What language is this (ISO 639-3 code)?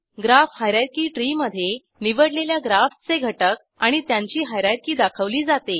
mar